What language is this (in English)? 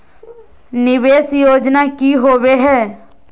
Magahi